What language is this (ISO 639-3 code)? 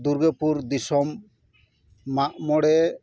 sat